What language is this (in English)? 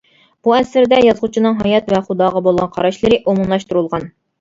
Uyghur